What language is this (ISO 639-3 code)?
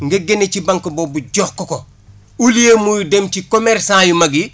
wol